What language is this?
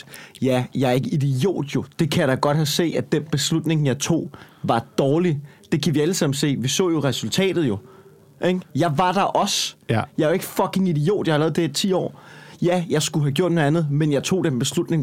Danish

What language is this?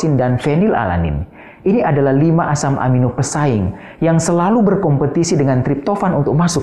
Indonesian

